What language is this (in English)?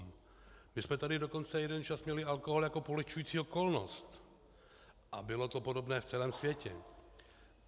Czech